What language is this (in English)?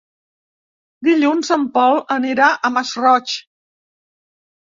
Catalan